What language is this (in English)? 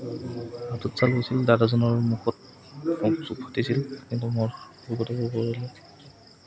Assamese